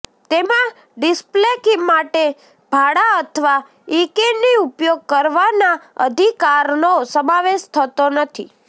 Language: Gujarati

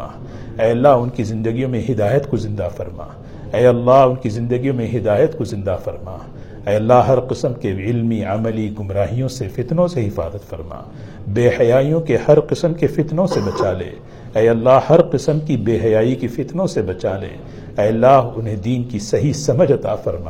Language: Urdu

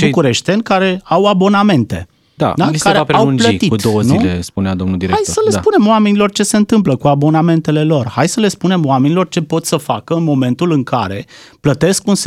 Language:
Romanian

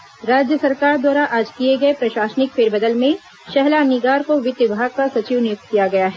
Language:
Hindi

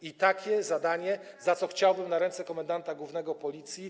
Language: Polish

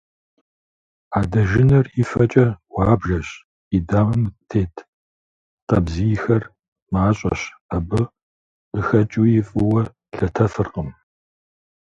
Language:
Kabardian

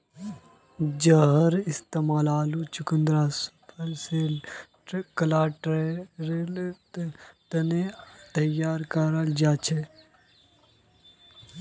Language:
Magahi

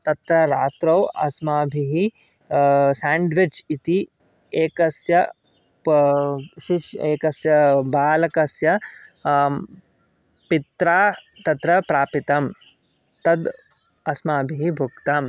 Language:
Sanskrit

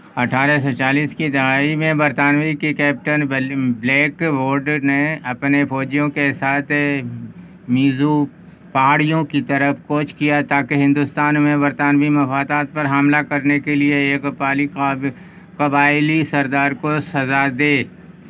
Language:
Urdu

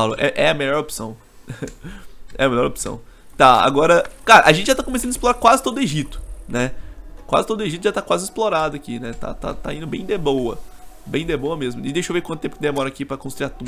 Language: Portuguese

